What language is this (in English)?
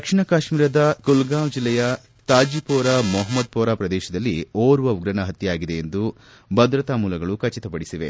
Kannada